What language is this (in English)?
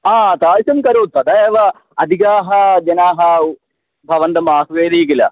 Sanskrit